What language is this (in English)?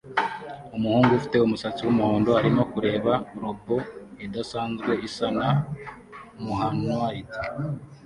Kinyarwanda